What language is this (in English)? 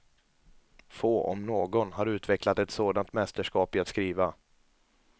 Swedish